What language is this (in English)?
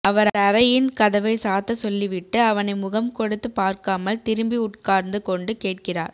Tamil